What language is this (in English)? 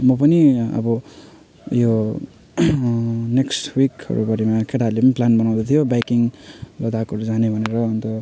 Nepali